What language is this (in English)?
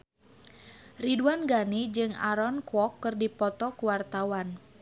Sundanese